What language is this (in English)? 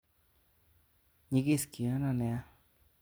Kalenjin